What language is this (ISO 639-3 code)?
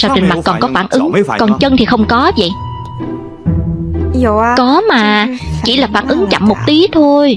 vie